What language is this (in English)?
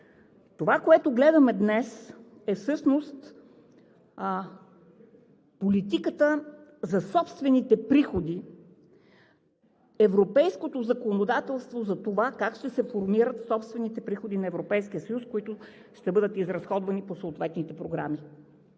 Bulgarian